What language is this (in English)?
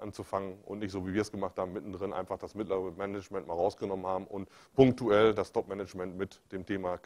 German